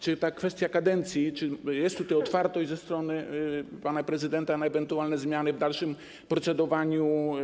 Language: Polish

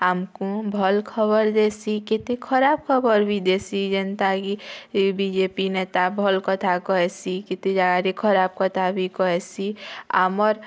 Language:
Odia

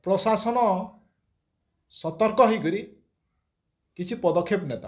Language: Odia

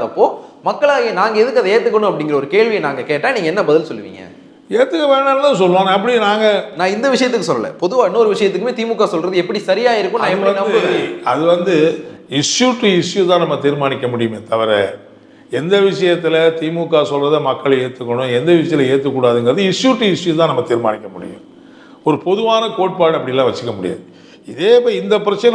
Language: Japanese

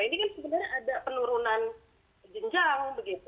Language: Indonesian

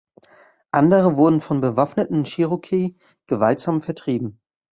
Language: German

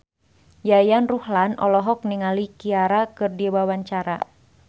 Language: Sundanese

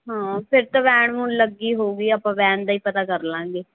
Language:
Punjabi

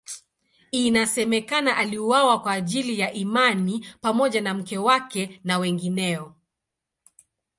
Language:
Swahili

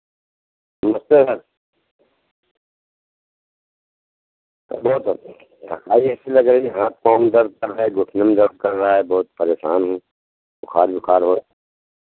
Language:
Hindi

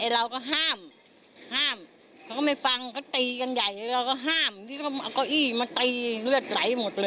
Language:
Thai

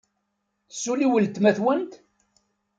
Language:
Kabyle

